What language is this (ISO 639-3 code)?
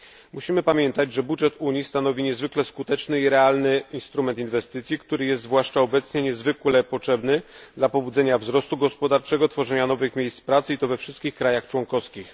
pol